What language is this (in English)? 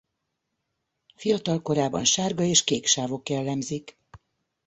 Hungarian